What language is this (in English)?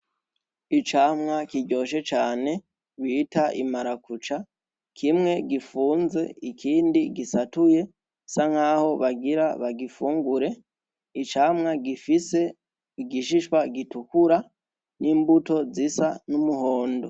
Rundi